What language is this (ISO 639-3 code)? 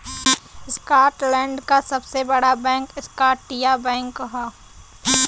bho